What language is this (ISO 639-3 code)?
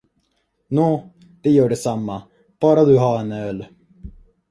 swe